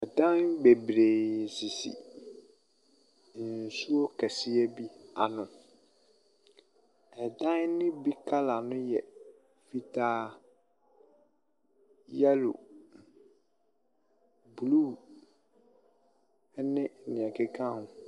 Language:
Akan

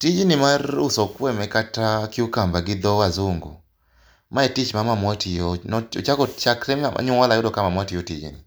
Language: Luo (Kenya and Tanzania)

